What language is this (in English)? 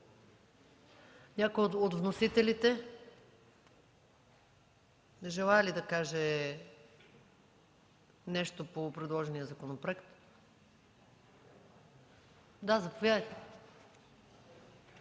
Bulgarian